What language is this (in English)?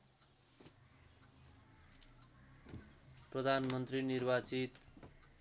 Nepali